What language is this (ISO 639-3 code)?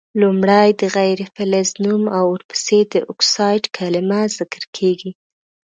pus